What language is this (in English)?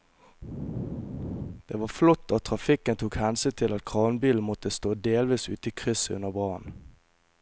Norwegian